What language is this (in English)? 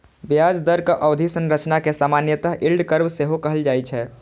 Maithili